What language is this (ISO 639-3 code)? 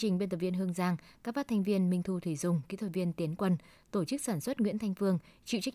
vie